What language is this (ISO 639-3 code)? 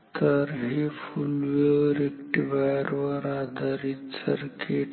mar